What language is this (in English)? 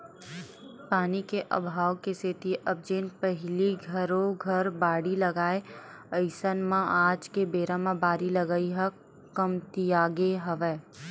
Chhattisgarhi